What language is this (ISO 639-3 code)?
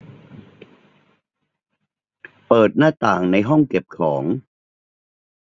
tha